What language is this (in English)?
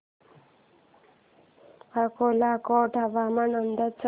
Marathi